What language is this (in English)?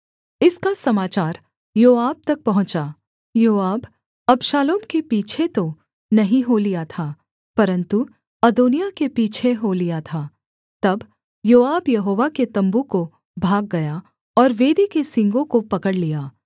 Hindi